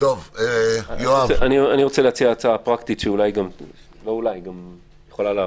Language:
Hebrew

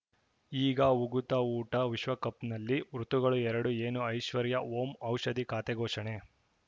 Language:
Kannada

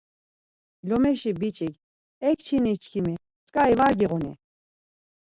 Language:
Laz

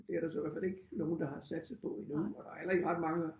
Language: Danish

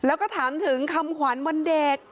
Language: Thai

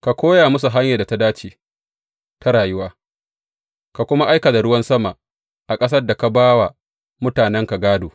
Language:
Hausa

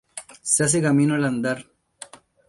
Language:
Spanish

